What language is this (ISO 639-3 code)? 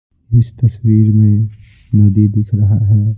hin